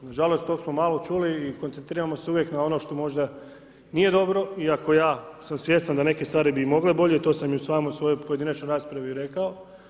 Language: Croatian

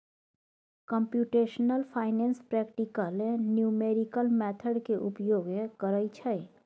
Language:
Maithili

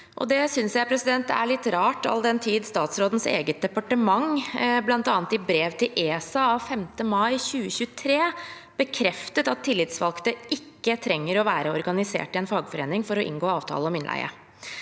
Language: Norwegian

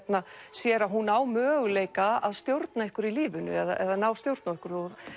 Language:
Icelandic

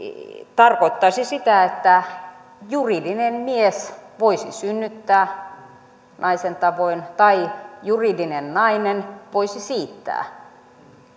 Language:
Finnish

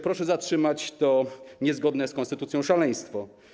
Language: Polish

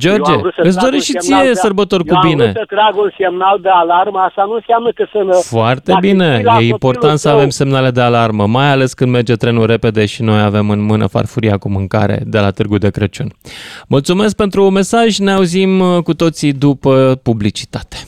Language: Romanian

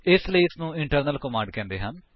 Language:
Punjabi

